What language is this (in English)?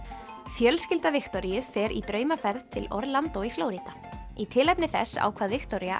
Icelandic